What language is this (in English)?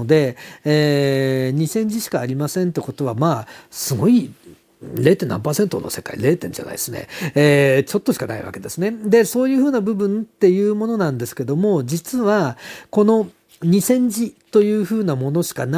Japanese